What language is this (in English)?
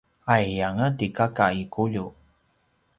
Paiwan